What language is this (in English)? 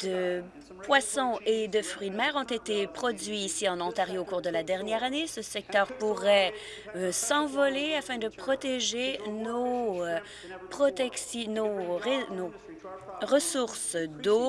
French